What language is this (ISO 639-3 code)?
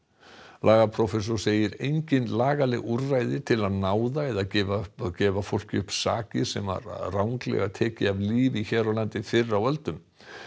isl